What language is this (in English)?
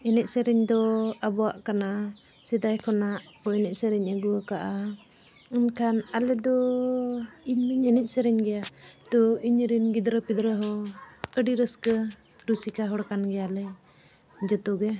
Santali